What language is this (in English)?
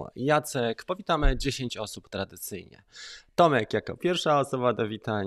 Polish